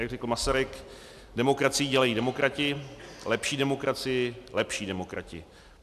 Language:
Czech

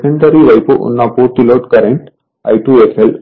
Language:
Telugu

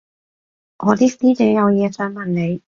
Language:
Cantonese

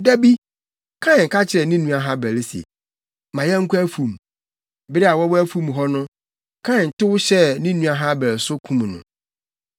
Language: Akan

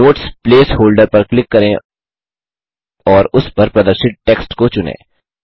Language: Hindi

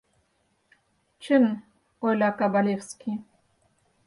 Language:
Mari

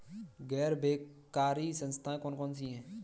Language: Hindi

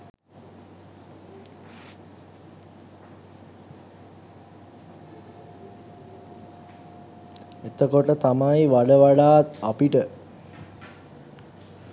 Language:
Sinhala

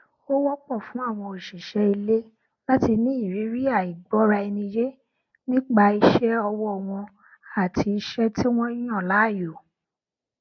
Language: Yoruba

